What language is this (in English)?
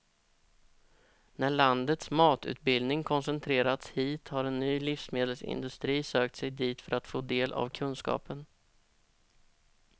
Swedish